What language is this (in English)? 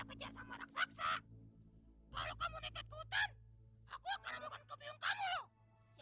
Indonesian